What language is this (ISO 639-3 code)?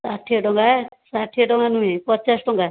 ori